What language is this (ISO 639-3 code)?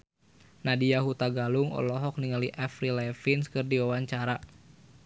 sun